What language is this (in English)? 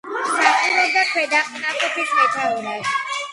Georgian